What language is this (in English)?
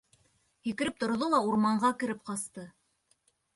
Bashkir